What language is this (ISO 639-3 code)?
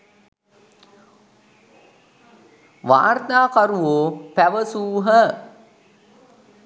sin